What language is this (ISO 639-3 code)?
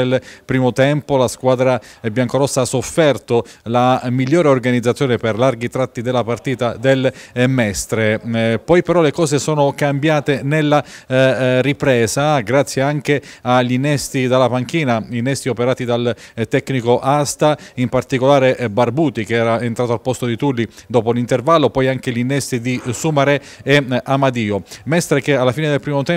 ita